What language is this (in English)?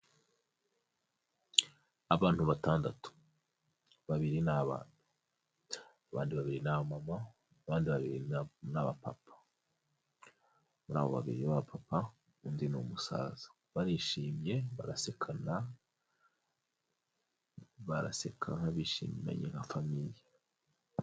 Kinyarwanda